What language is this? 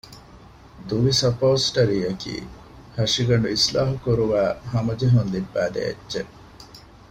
Divehi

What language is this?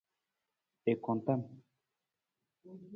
Nawdm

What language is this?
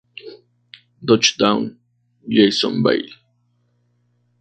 Spanish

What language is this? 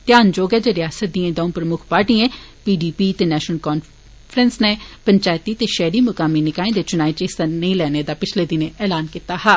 Dogri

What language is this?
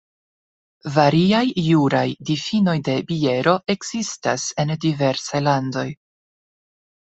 Esperanto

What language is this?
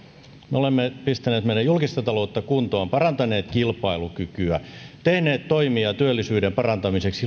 Finnish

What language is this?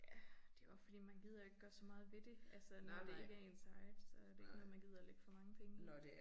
Danish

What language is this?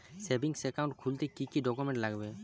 Bangla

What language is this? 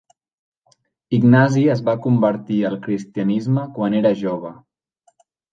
Catalan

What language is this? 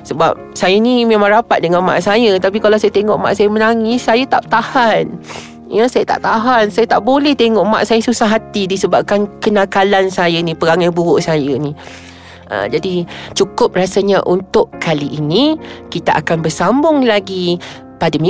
Malay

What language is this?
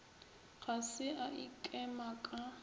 Northern Sotho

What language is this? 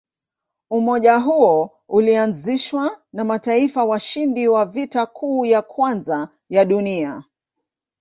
Swahili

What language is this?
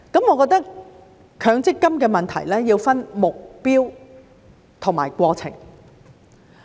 Cantonese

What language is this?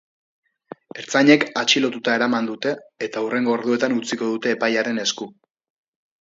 Basque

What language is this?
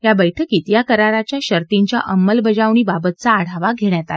Marathi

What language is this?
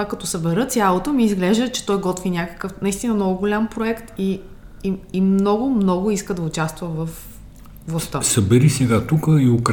Bulgarian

